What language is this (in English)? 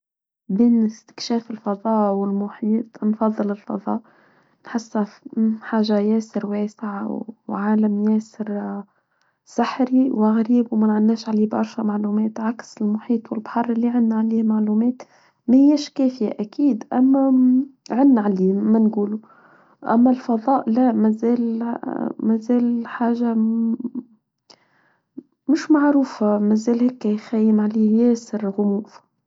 Tunisian Arabic